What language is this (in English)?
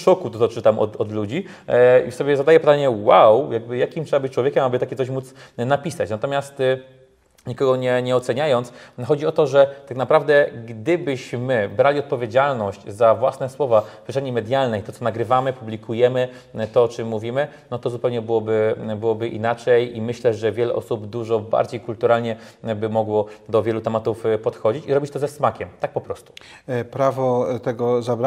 Polish